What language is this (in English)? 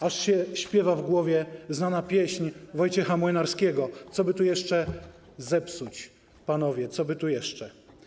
Polish